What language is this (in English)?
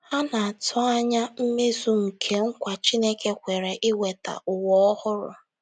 Igbo